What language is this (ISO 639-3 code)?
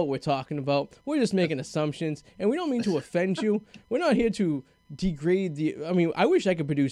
eng